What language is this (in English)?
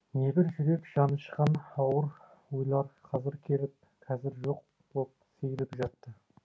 Kazakh